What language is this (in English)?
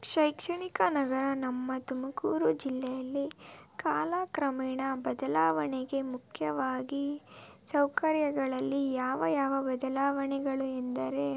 Kannada